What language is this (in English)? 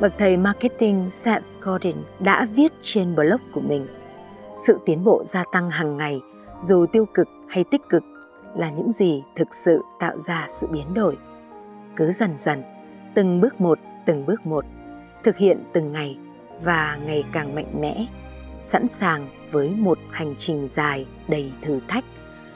Vietnamese